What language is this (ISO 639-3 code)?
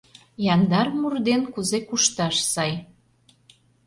chm